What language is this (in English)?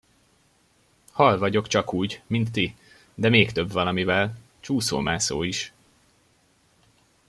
Hungarian